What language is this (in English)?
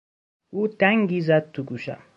Persian